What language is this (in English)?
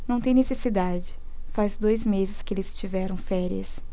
Portuguese